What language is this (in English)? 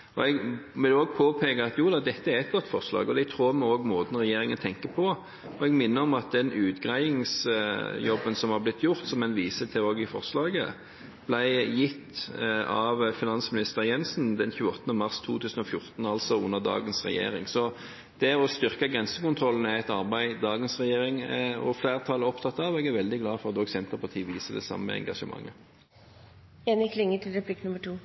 Norwegian